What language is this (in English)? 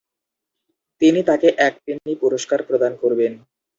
Bangla